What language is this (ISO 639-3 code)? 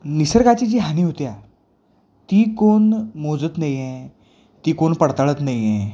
mar